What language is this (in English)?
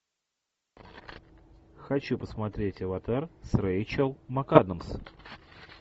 Russian